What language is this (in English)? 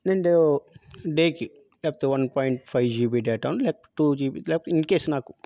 Telugu